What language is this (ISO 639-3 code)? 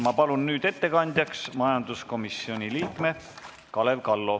est